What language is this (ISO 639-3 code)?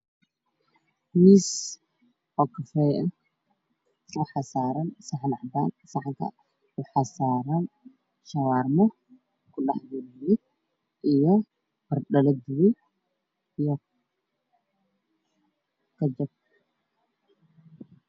som